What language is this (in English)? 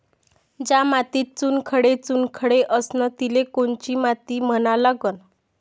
Marathi